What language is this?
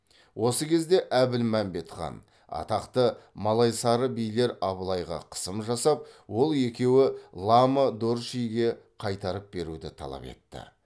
Kazakh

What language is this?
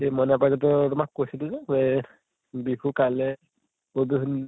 Assamese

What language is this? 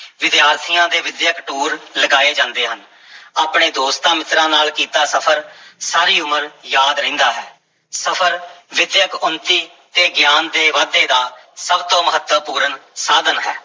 Punjabi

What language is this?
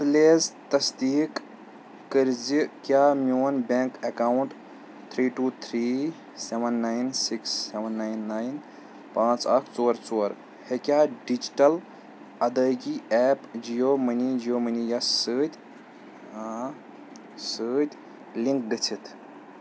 Kashmiri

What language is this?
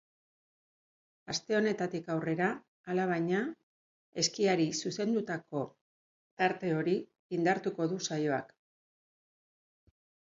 Basque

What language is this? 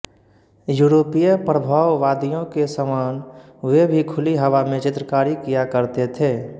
Hindi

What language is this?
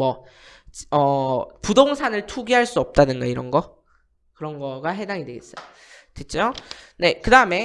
Korean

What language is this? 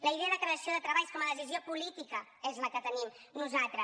Catalan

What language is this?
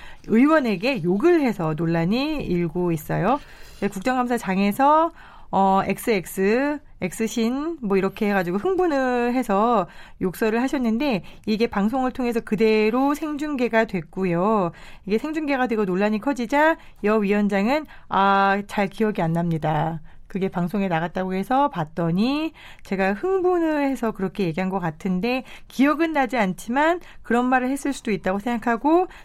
Korean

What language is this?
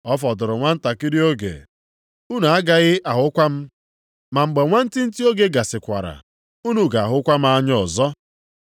Igbo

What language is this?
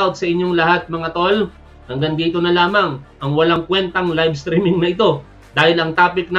Filipino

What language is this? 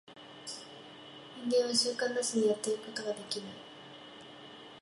Japanese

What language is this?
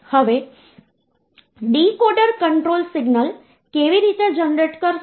Gujarati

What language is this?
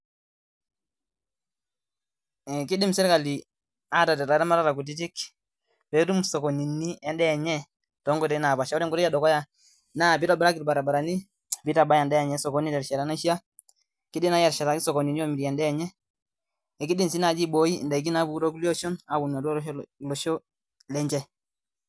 Masai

